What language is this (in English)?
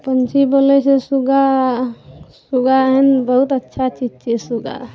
Maithili